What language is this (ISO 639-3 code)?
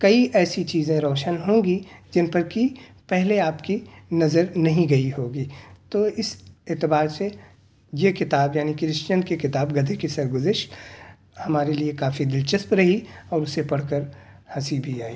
urd